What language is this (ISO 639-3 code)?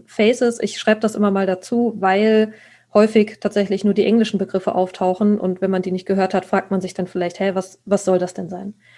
deu